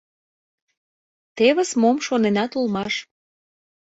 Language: Mari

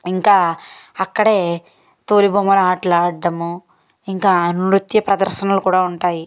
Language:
Telugu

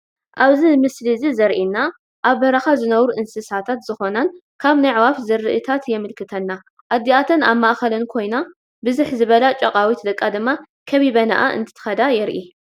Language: Tigrinya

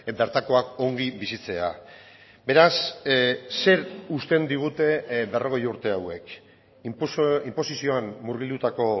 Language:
Basque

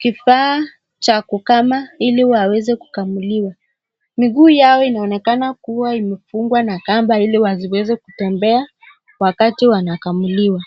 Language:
Swahili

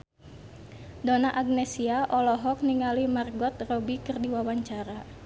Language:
Sundanese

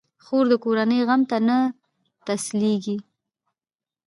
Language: Pashto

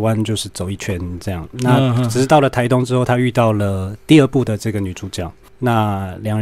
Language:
Chinese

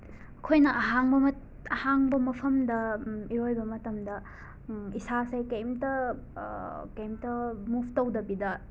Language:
Manipuri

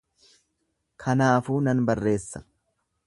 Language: Oromo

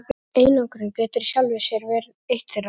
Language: Icelandic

